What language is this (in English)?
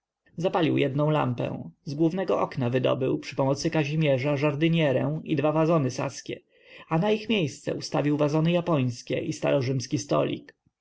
Polish